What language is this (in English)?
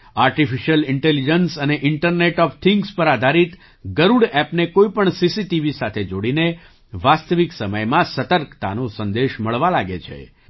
Gujarati